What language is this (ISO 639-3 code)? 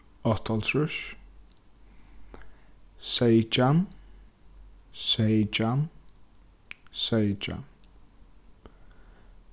fao